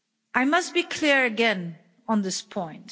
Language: English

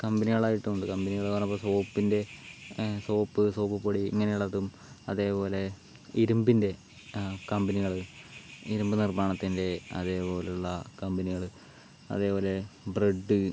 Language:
Malayalam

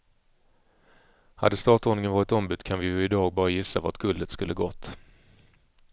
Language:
Swedish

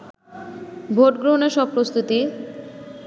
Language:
Bangla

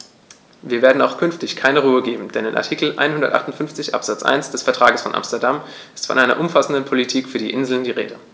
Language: German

